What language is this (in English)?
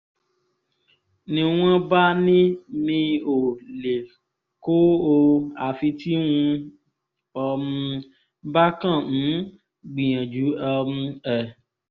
Yoruba